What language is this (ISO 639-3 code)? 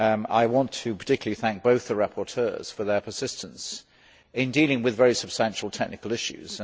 eng